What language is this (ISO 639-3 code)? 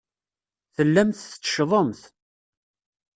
kab